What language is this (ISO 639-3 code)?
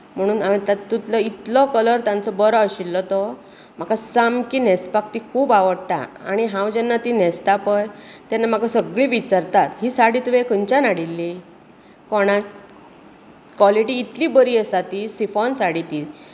kok